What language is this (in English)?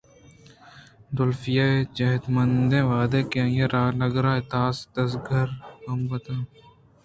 Eastern Balochi